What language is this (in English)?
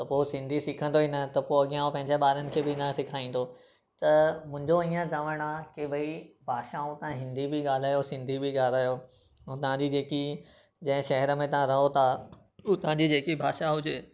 Sindhi